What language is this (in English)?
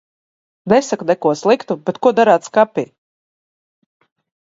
Latvian